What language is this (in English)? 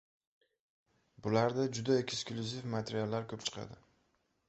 Uzbek